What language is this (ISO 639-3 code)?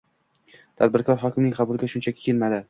uzb